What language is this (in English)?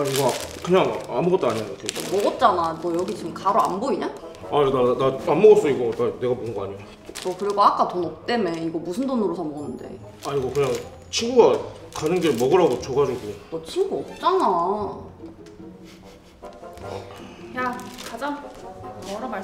Korean